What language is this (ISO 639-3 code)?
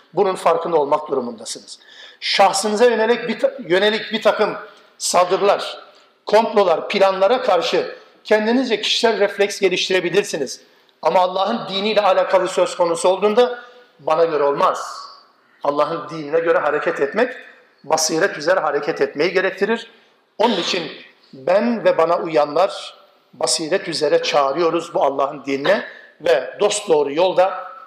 tur